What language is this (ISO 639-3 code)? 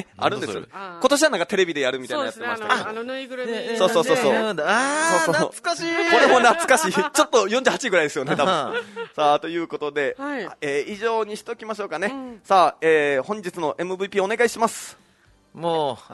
jpn